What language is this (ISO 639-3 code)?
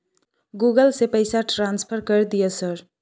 mai